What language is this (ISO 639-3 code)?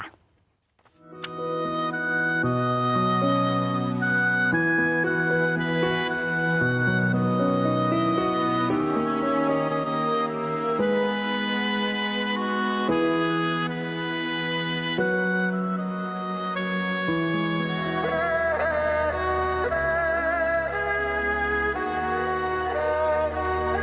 tha